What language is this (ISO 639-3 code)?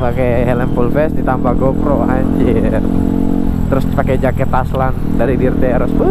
ind